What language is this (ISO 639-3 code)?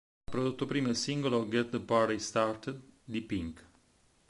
ita